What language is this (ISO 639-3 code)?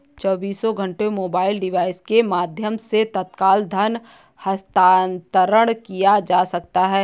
hin